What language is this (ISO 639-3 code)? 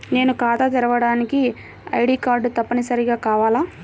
tel